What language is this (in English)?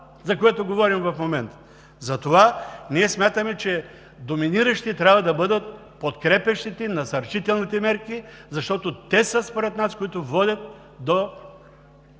Bulgarian